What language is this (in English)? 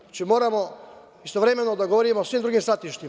Serbian